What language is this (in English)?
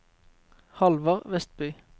Norwegian